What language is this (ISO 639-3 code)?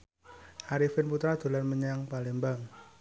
jav